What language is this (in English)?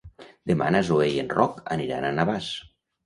Catalan